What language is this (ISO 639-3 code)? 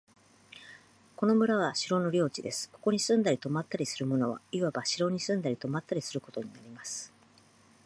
jpn